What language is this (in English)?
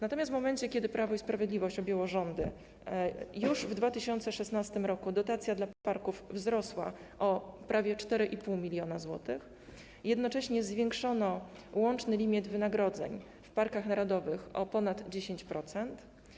Polish